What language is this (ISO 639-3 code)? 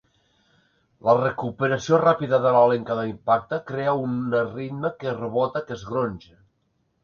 cat